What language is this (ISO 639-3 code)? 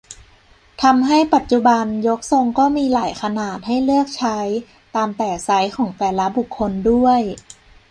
tha